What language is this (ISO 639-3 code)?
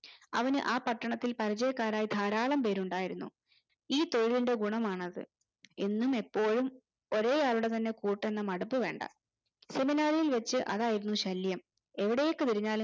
mal